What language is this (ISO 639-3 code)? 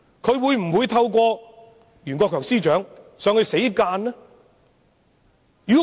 yue